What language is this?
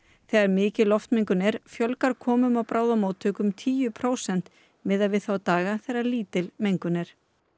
Icelandic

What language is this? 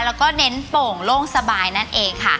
Thai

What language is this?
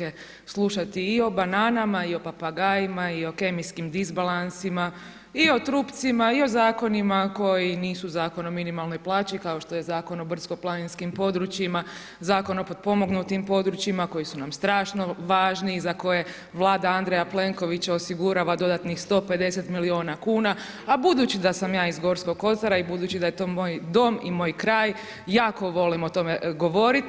Croatian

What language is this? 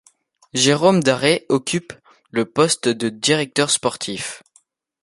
French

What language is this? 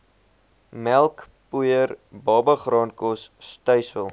Afrikaans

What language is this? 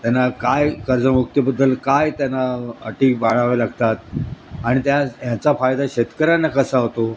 Marathi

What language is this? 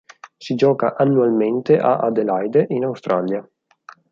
Italian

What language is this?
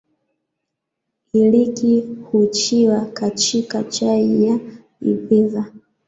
Swahili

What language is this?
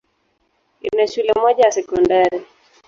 Swahili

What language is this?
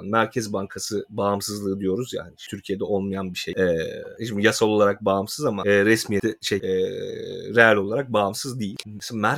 Turkish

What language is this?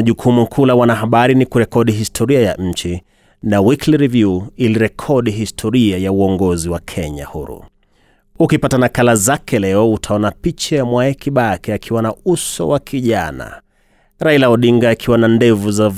Swahili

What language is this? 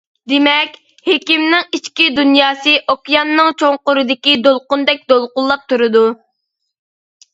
Uyghur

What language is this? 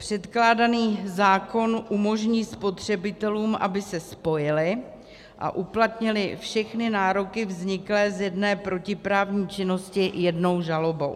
Czech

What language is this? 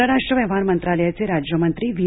Marathi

